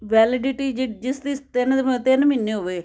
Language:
Punjabi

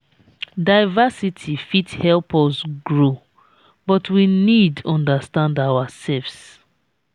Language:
Nigerian Pidgin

